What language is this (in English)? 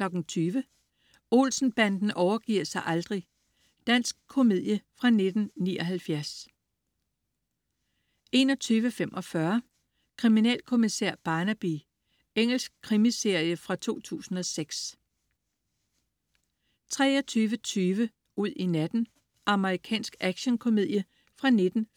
Danish